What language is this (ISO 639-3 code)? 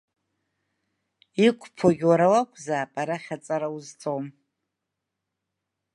abk